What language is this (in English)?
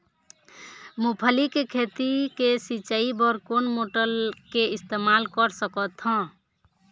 Chhattisgarhi